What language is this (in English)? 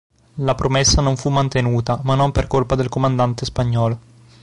Italian